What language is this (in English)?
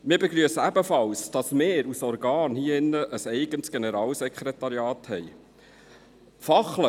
Swiss German